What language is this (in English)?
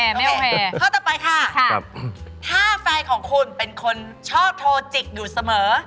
Thai